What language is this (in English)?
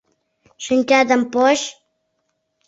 Mari